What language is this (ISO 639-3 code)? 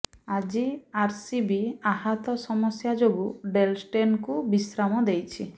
ori